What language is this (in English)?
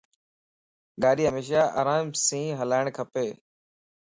Lasi